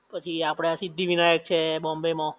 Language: Gujarati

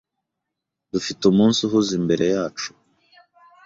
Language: Kinyarwanda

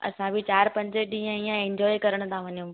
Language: Sindhi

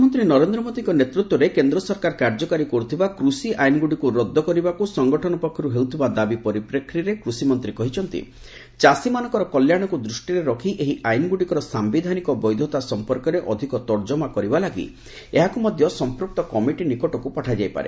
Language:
Odia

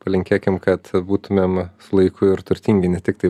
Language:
Lithuanian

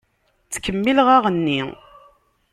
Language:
Kabyle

